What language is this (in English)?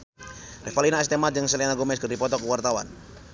Sundanese